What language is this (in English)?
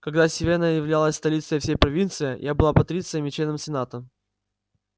Russian